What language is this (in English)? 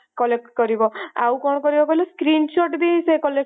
Odia